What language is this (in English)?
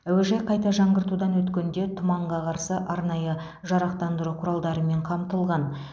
Kazakh